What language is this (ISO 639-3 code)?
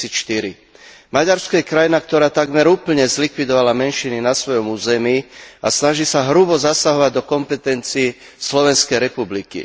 slk